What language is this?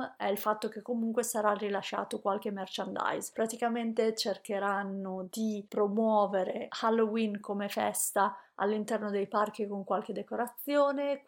Italian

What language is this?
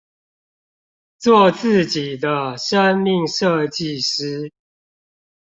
Chinese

